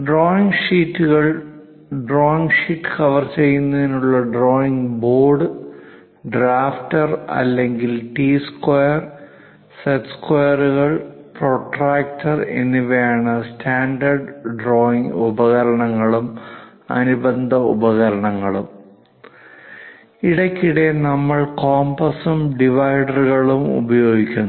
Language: Malayalam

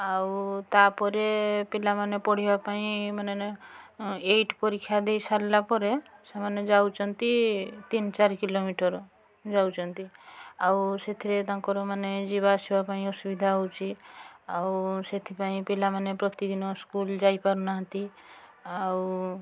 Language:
Odia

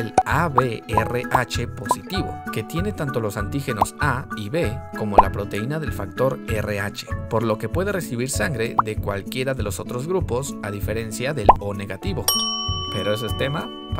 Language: Spanish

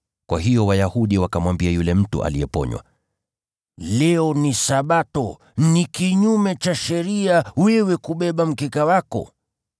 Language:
Swahili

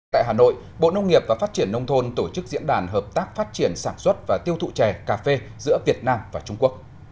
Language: Vietnamese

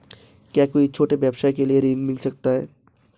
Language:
Hindi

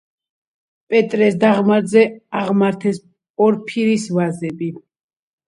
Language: Georgian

